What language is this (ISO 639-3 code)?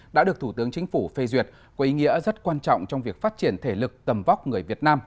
vie